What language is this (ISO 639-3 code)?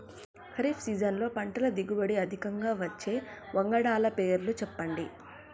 tel